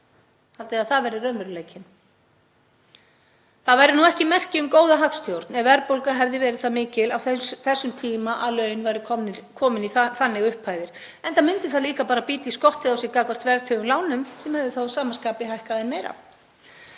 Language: Icelandic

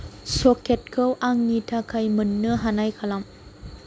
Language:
Bodo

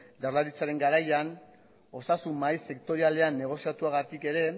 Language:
Basque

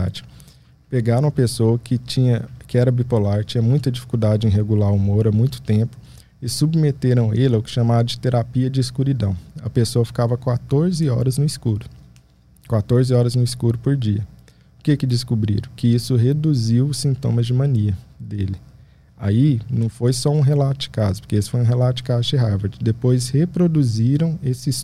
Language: Portuguese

